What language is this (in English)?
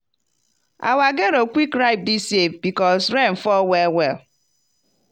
Nigerian Pidgin